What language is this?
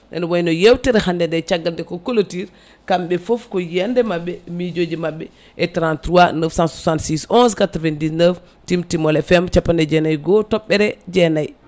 Fula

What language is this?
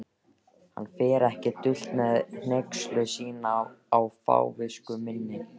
Icelandic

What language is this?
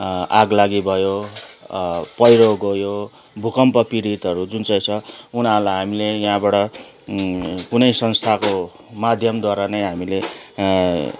Nepali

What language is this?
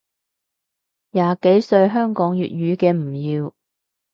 Cantonese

